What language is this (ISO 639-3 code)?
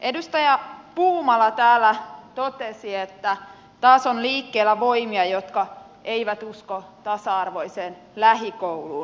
fin